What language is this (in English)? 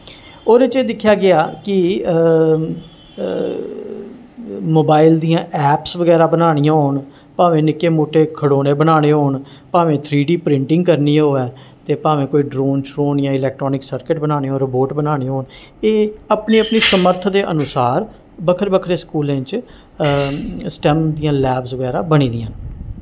Dogri